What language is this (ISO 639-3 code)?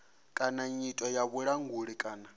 ven